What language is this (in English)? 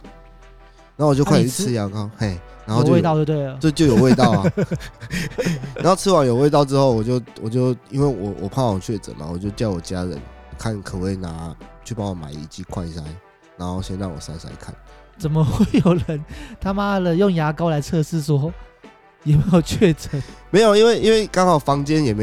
Chinese